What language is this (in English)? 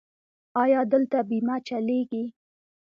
Pashto